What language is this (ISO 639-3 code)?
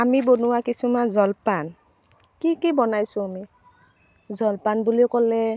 asm